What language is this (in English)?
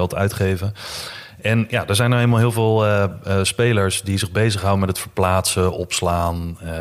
Dutch